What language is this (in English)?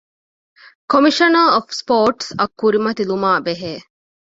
Divehi